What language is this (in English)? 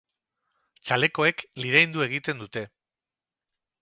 Basque